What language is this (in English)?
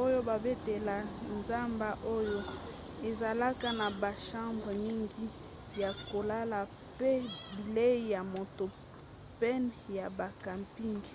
Lingala